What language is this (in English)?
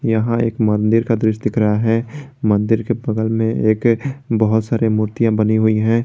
Hindi